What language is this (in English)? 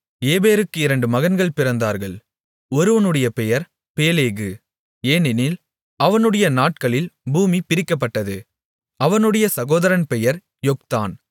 Tamil